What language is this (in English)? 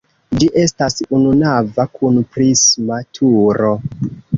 Esperanto